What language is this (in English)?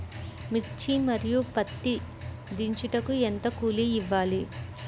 Telugu